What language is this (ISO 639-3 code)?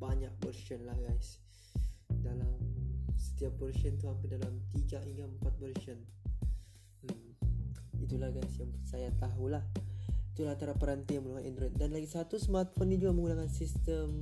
msa